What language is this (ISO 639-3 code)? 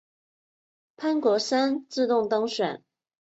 zho